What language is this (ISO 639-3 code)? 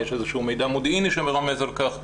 heb